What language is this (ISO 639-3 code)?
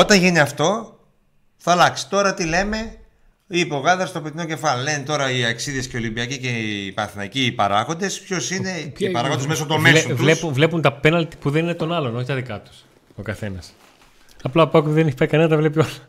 ell